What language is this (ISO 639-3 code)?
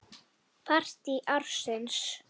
isl